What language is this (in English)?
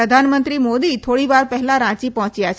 Gujarati